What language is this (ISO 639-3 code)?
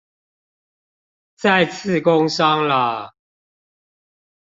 zho